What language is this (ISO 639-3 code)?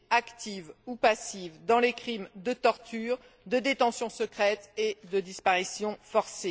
fra